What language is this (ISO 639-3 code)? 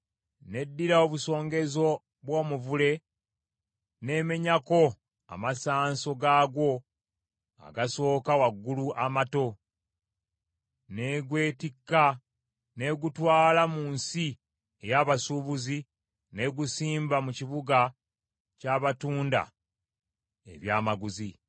lug